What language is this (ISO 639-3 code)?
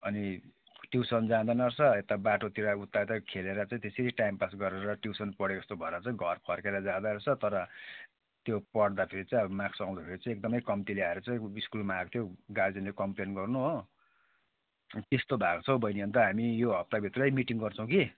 nep